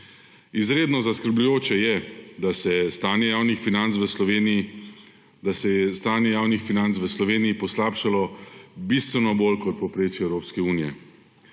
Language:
Slovenian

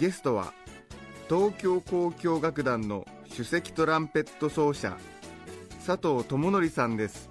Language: Japanese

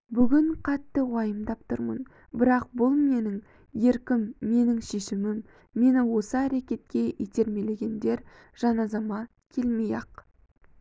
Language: Kazakh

